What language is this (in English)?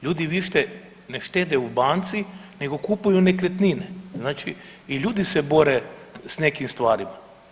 Croatian